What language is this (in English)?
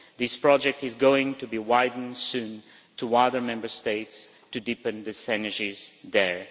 English